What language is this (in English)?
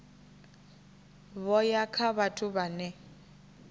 Venda